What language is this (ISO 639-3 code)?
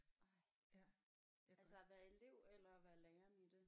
dan